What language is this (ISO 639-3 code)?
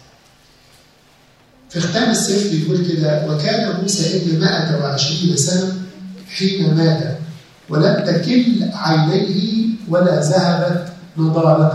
ara